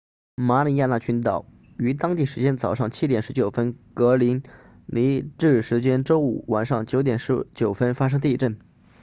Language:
Chinese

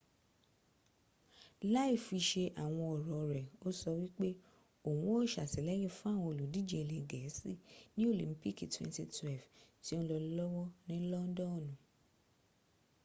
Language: Yoruba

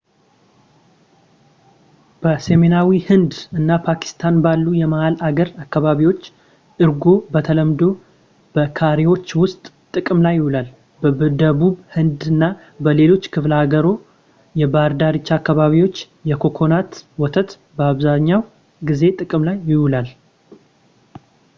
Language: Amharic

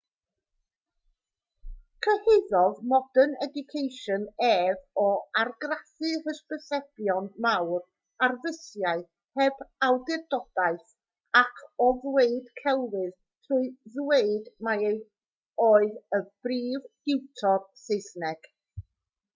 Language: Welsh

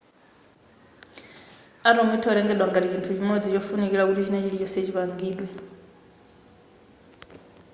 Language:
Nyanja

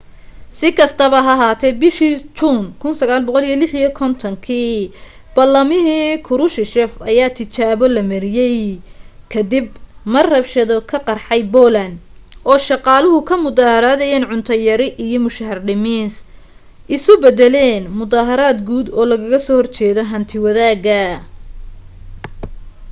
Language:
Somali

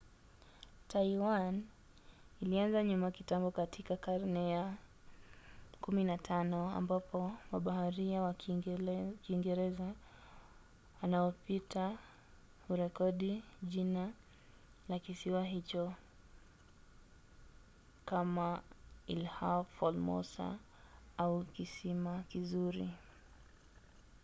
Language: Swahili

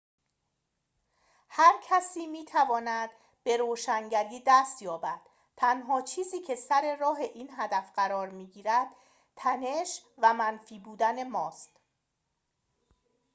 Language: Persian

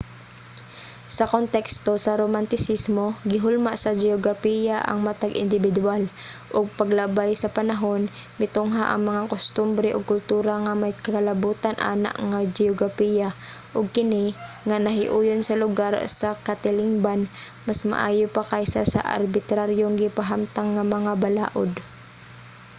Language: Cebuano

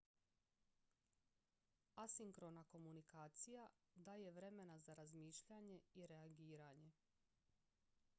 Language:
Croatian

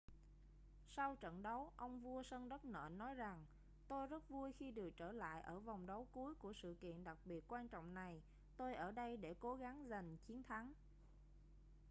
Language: Vietnamese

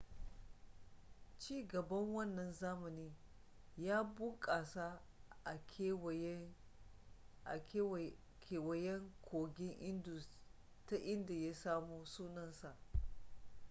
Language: Hausa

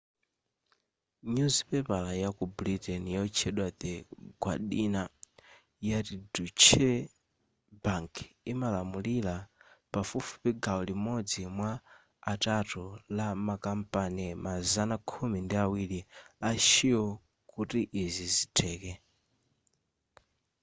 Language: Nyanja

